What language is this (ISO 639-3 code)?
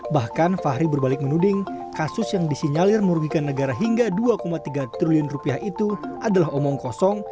ind